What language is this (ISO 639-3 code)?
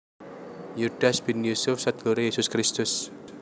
jav